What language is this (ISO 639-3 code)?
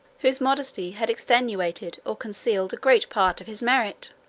eng